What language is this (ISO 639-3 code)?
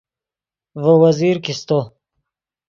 ydg